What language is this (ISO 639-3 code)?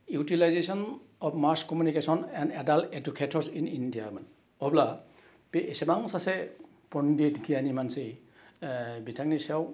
brx